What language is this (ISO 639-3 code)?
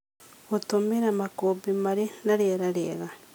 kik